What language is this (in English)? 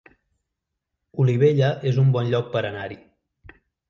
Catalan